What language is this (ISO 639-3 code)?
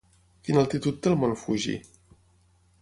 cat